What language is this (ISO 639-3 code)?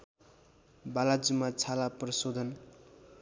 nep